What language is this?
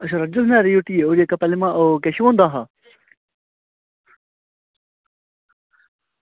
Dogri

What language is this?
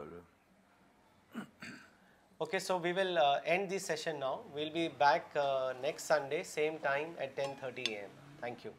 Urdu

